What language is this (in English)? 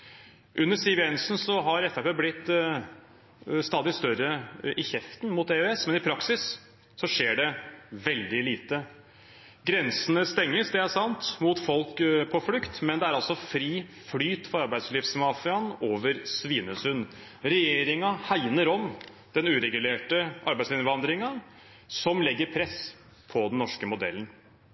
Norwegian Bokmål